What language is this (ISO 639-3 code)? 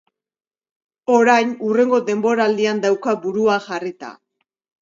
eus